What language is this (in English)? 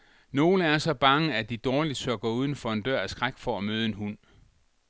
Danish